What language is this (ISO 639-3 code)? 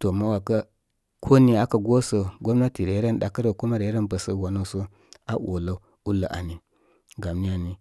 kmy